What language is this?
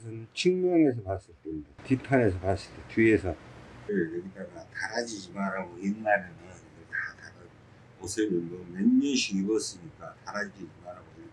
Korean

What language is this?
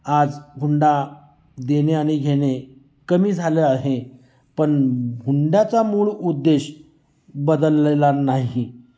Marathi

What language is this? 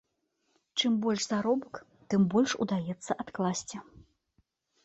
Belarusian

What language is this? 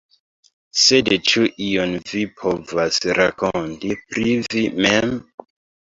Esperanto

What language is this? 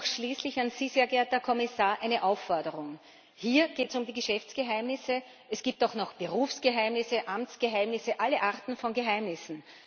German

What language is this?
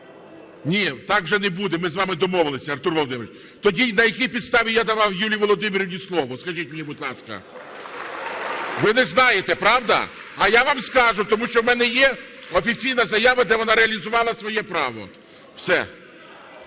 Ukrainian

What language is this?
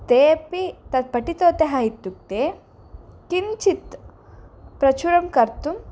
Sanskrit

